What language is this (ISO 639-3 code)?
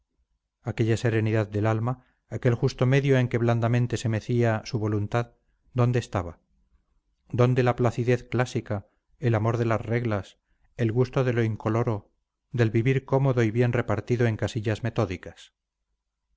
spa